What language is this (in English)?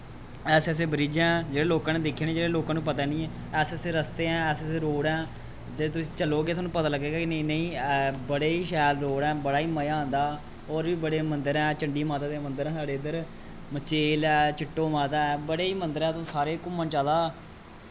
Dogri